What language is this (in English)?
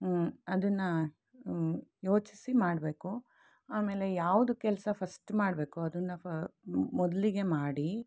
Kannada